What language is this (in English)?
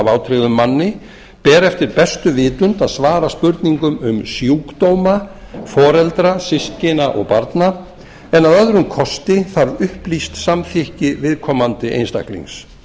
Icelandic